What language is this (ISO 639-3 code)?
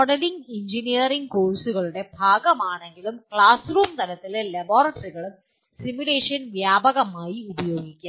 mal